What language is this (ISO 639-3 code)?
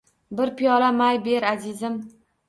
uzb